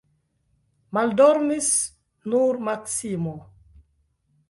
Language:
Esperanto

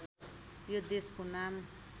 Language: Nepali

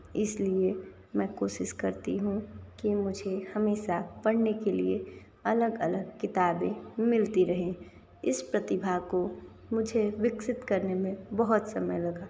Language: Hindi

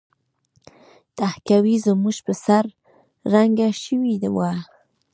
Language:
Pashto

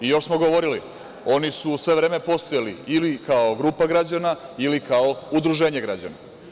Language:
Serbian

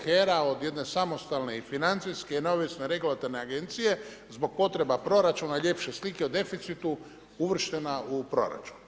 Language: Croatian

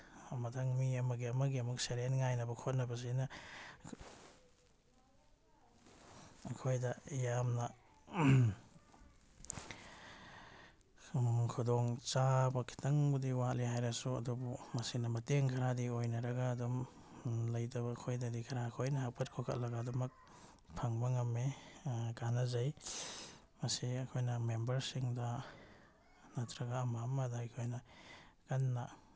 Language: Manipuri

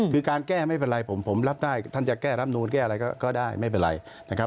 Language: Thai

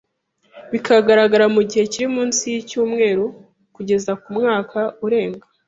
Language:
Kinyarwanda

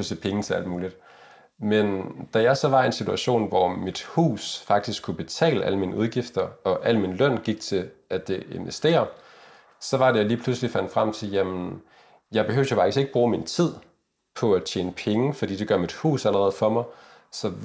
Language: Danish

